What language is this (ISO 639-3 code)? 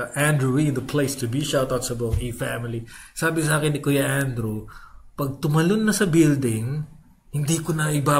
fil